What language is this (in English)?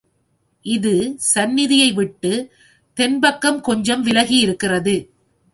Tamil